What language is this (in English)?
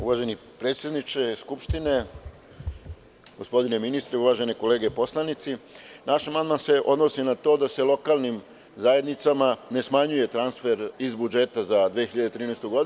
Serbian